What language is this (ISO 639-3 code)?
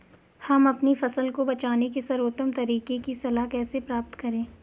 hin